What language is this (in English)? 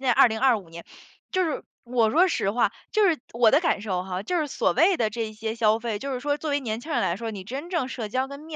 Chinese